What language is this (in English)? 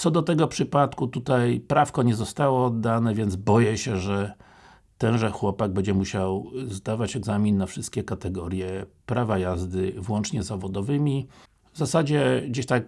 Polish